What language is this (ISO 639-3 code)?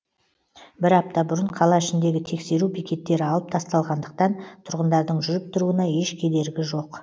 kaz